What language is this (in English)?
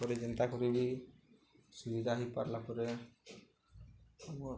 Odia